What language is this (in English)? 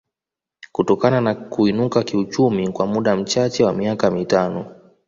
Swahili